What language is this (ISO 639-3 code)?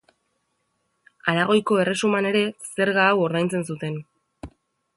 eus